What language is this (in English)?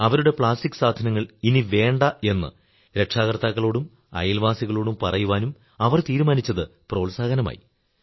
Malayalam